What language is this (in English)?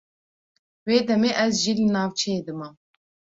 Kurdish